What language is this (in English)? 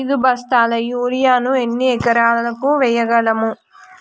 Telugu